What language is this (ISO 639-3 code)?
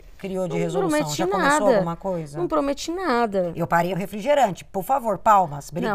por